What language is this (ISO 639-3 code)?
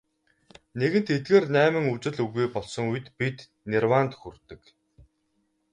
mon